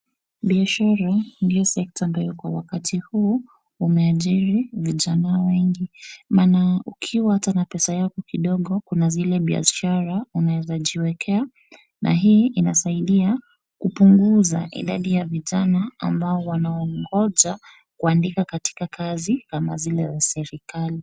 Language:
Swahili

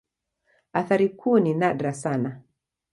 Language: Swahili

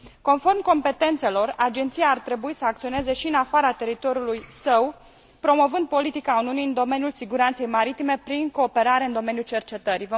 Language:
Romanian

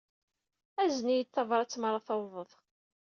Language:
Kabyle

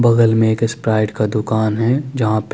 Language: Hindi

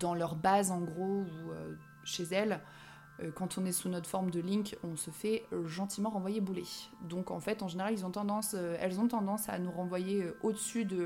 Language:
French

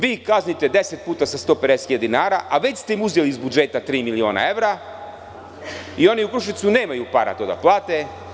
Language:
Serbian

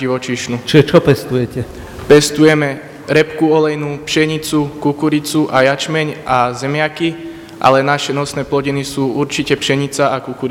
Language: Slovak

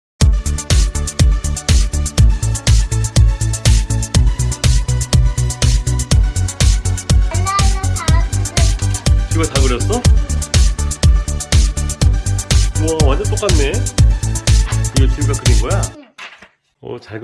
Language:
Korean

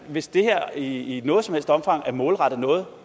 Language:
Danish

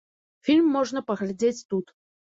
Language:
Belarusian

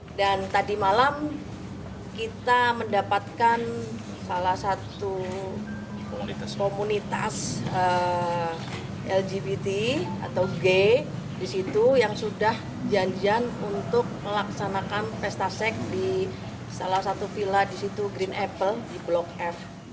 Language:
Indonesian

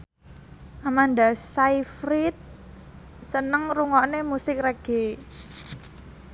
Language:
Javanese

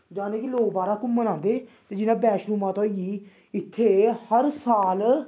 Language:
Dogri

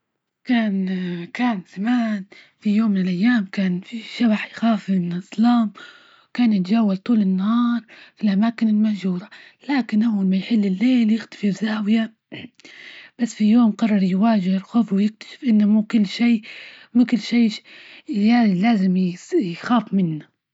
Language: Libyan Arabic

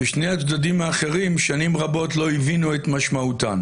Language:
Hebrew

